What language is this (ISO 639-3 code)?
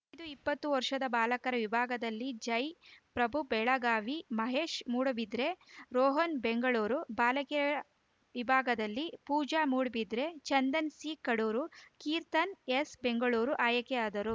kan